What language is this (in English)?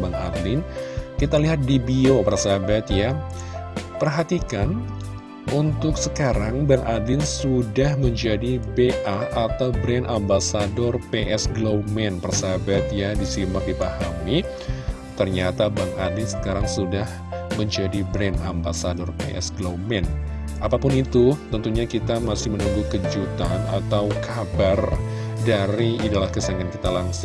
Indonesian